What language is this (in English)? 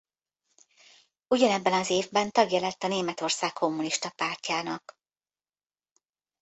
Hungarian